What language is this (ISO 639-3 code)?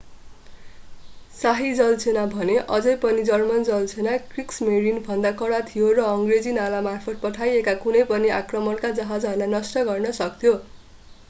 nep